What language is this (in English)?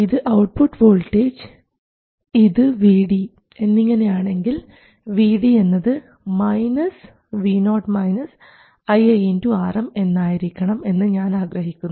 Malayalam